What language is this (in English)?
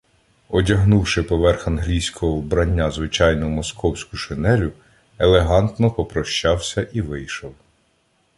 Ukrainian